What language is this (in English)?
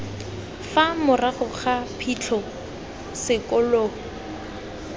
Tswana